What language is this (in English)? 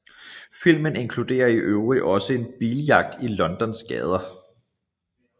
Danish